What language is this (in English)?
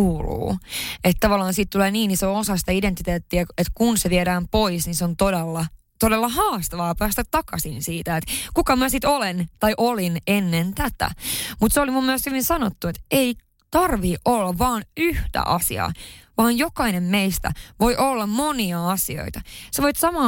Finnish